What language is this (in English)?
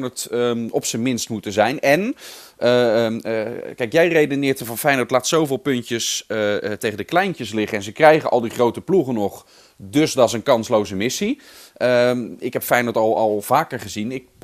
Dutch